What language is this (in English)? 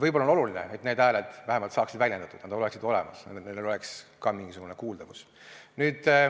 Estonian